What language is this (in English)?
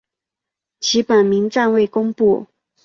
Chinese